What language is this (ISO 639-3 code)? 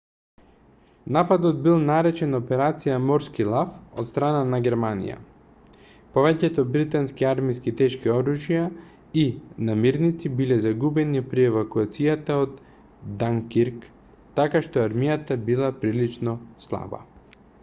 mkd